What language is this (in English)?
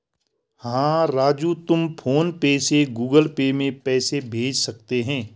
Hindi